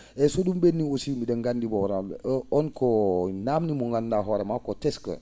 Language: Fula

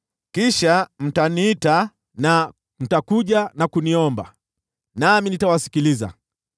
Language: Swahili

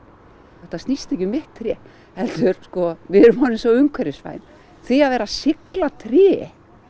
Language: Icelandic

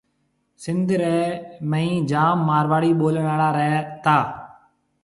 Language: Marwari (Pakistan)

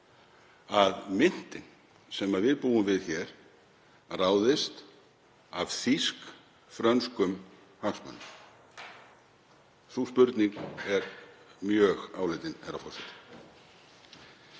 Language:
Icelandic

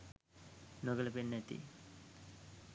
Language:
Sinhala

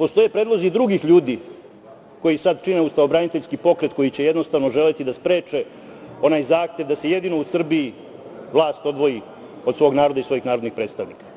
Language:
Serbian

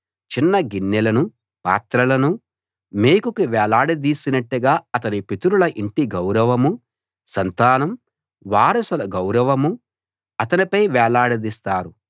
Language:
Telugu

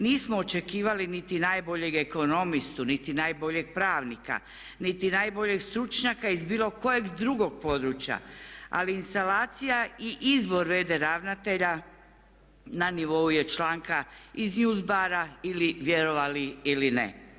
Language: Croatian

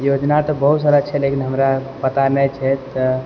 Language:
Maithili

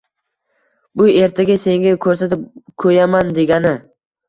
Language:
Uzbek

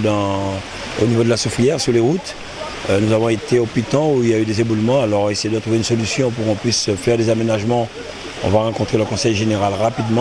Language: French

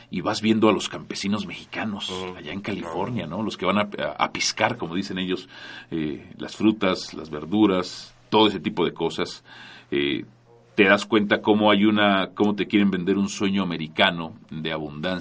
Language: Spanish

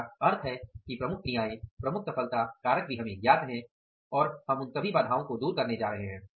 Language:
Hindi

